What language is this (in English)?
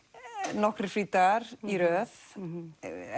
Icelandic